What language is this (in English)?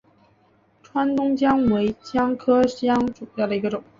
Chinese